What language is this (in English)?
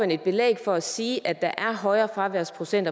Danish